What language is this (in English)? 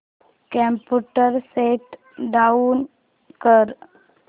Marathi